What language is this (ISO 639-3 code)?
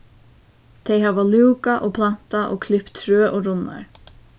fao